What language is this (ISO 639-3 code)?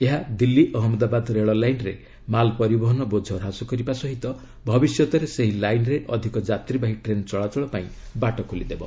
ori